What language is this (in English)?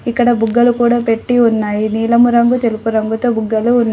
Telugu